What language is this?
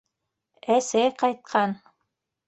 Bashkir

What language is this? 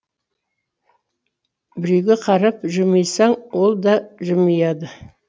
Kazakh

